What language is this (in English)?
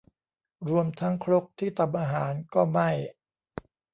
Thai